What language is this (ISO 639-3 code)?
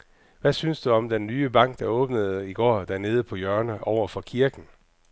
dan